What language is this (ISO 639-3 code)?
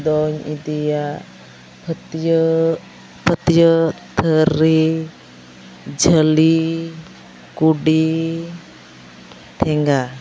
sat